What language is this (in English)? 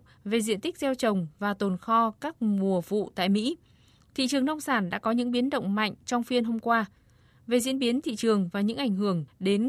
Vietnamese